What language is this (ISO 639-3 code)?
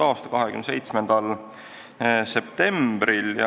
est